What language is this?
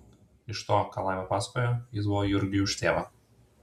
Lithuanian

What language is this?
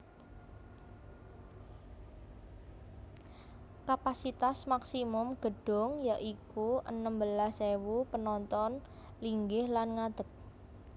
Javanese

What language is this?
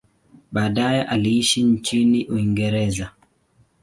Swahili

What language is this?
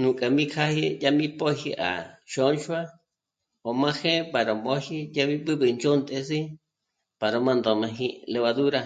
Michoacán Mazahua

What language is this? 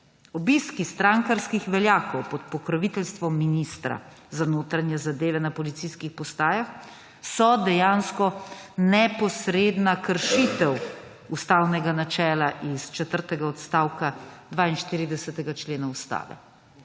Slovenian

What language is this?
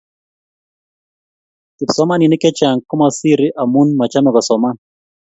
Kalenjin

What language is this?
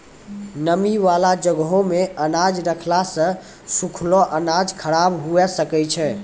Maithili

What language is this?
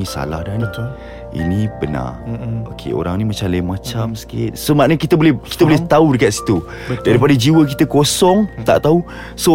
Malay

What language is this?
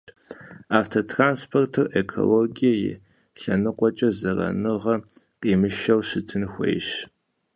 Kabardian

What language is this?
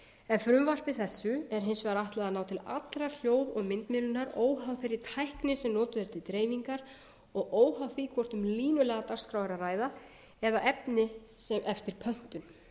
Icelandic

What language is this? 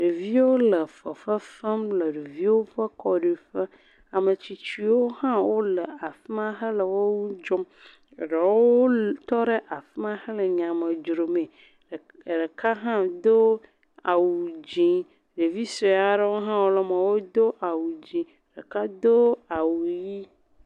Ewe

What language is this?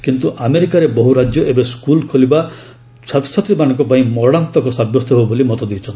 Odia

